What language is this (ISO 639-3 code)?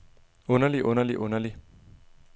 dan